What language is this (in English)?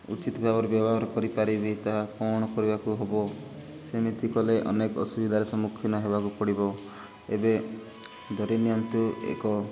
Odia